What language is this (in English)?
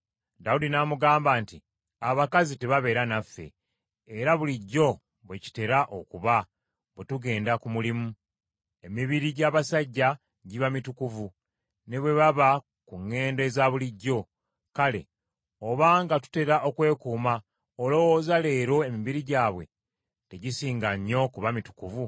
Ganda